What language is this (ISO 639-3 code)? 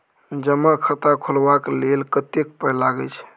mai